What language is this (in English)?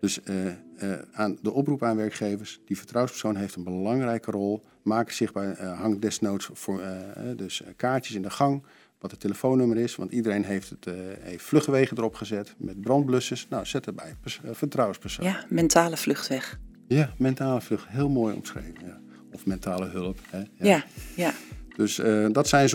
Dutch